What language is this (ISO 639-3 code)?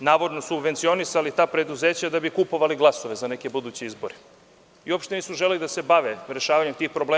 srp